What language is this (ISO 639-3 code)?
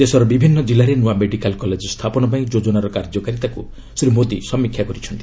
ori